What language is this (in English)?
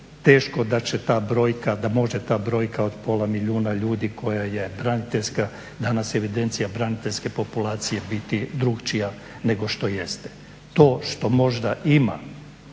Croatian